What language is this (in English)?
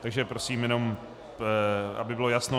Czech